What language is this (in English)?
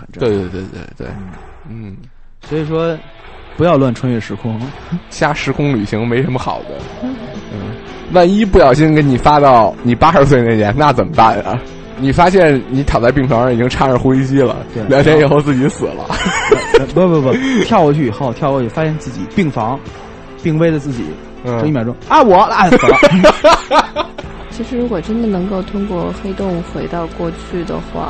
Chinese